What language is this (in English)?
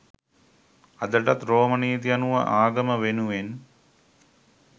Sinhala